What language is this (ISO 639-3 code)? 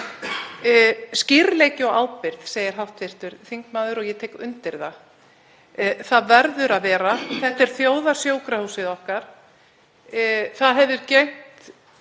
isl